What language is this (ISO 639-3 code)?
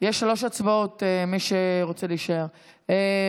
heb